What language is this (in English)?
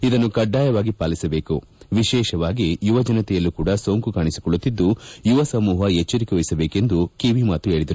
Kannada